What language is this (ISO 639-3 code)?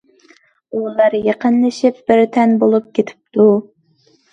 uig